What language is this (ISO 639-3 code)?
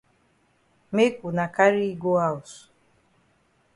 wes